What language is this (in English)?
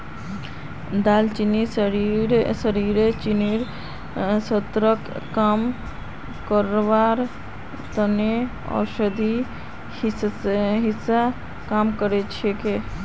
Magahi